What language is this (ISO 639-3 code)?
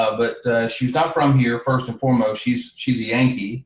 eng